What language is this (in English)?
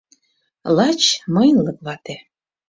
Mari